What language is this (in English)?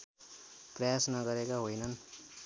Nepali